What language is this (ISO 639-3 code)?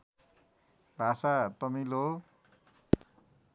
nep